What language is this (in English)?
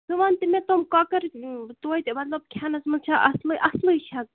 Kashmiri